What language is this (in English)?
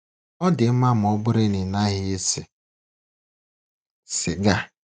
Igbo